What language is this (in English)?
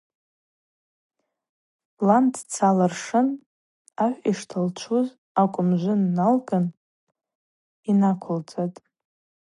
Abaza